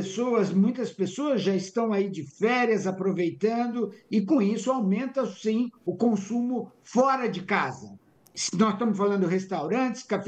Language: Portuguese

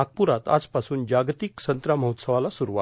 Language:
Marathi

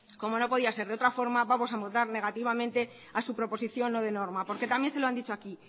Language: Spanish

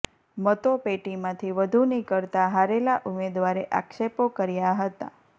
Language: Gujarati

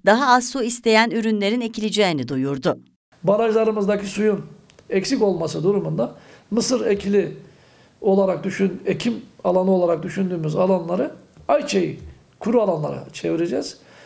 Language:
Turkish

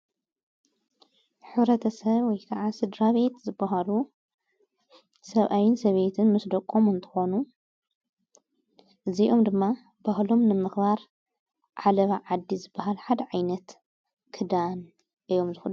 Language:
Tigrinya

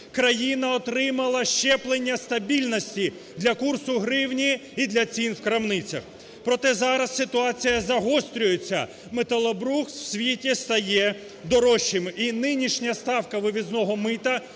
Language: Ukrainian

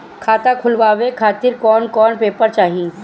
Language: Bhojpuri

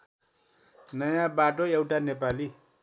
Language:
Nepali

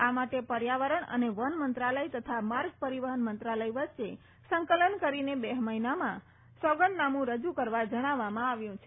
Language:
Gujarati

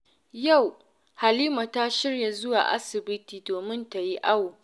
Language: Hausa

